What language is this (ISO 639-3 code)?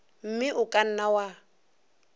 nso